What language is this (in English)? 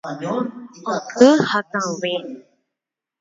Guarani